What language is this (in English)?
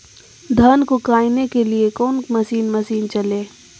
Magahi